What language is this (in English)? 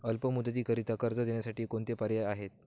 Marathi